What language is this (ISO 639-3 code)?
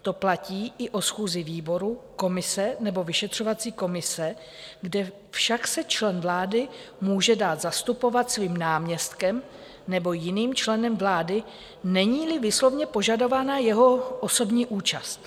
ces